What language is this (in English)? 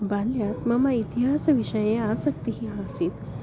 Sanskrit